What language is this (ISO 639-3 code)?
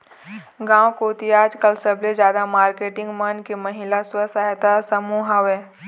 hne